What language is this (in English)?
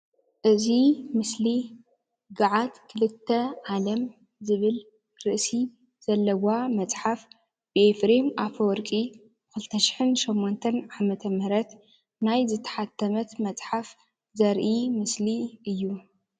Tigrinya